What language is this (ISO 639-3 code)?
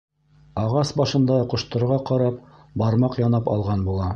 bak